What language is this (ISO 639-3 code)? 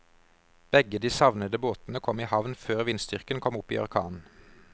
nor